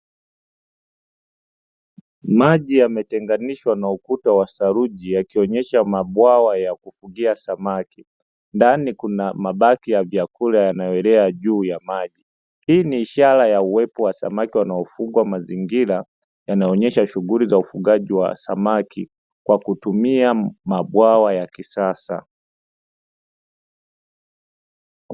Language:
Swahili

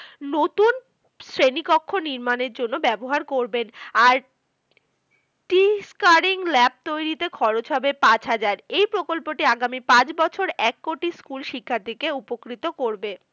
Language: Bangla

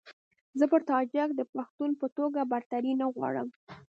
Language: Pashto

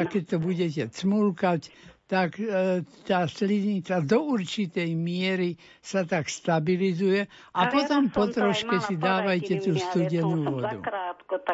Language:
Slovak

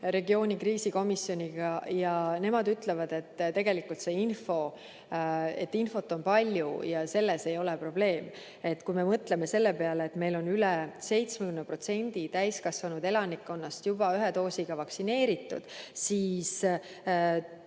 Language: Estonian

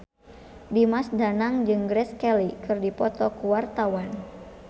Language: Sundanese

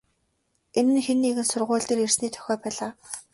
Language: Mongolian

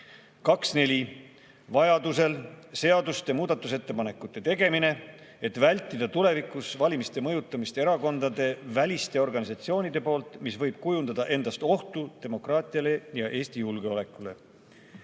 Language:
Estonian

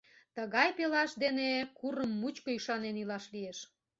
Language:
Mari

